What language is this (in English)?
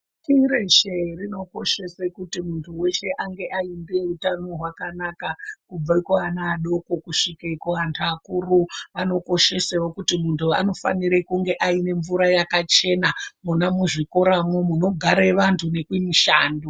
Ndau